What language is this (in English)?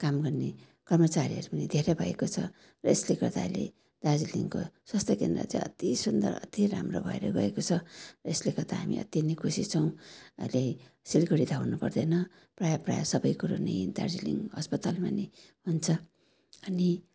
Nepali